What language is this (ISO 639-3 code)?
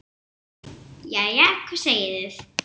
isl